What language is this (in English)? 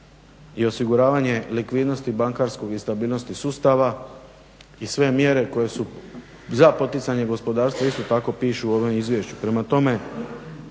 Croatian